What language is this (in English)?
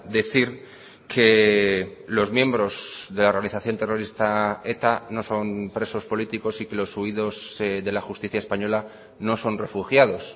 Spanish